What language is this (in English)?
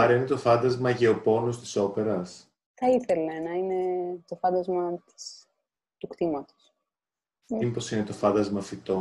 Greek